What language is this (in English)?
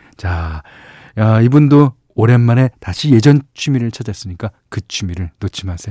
Korean